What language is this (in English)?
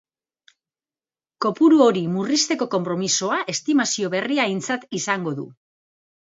Basque